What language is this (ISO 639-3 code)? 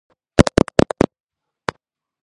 kat